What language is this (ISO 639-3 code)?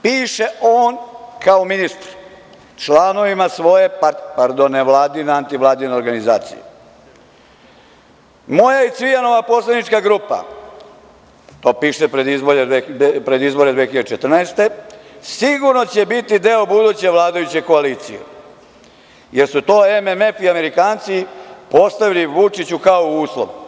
srp